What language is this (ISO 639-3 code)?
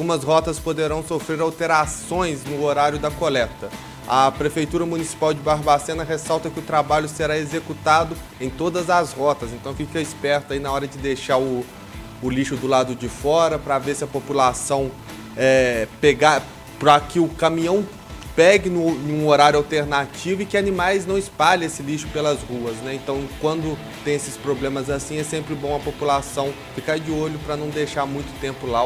por